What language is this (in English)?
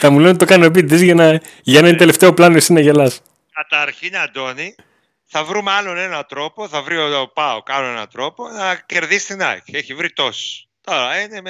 Greek